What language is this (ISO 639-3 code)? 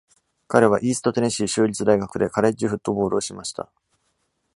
jpn